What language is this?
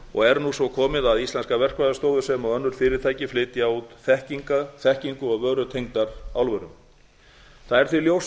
Icelandic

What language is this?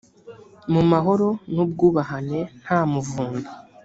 Kinyarwanda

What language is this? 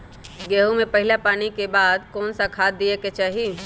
Magahi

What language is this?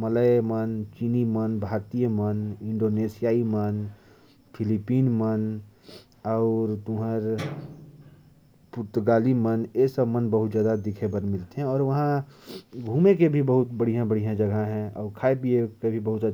Korwa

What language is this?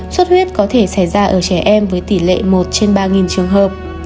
Vietnamese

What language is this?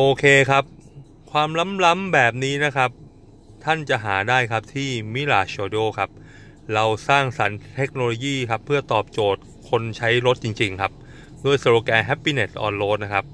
Thai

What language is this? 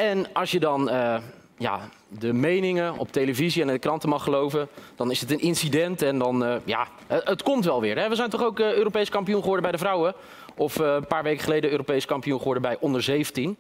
Dutch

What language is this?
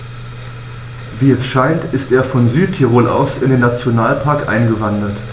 German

